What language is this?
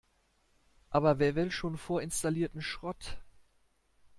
German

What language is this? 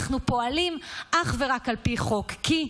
Hebrew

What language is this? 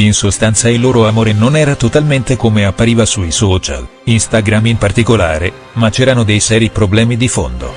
Italian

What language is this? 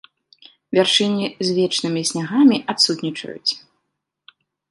Belarusian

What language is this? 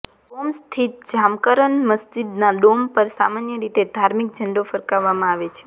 Gujarati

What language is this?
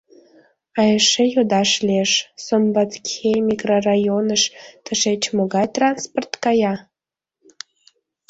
Mari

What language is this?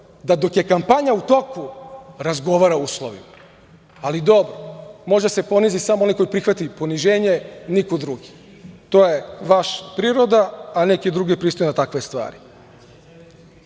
Serbian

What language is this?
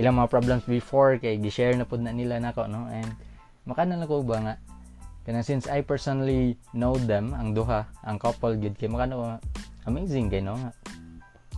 Filipino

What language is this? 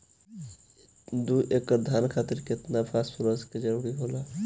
Bhojpuri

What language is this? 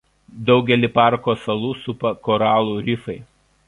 Lithuanian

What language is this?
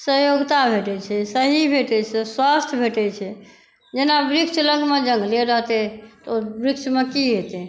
Maithili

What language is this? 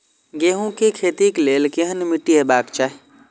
Maithili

